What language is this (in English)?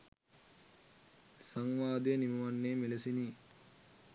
Sinhala